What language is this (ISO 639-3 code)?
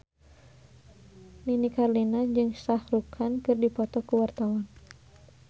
sun